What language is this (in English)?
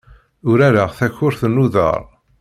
Kabyle